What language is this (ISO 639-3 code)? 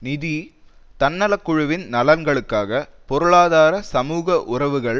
tam